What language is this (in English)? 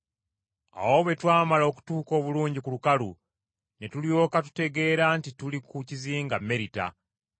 Ganda